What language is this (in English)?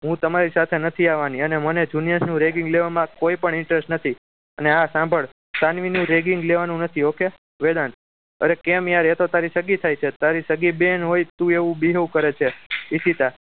Gujarati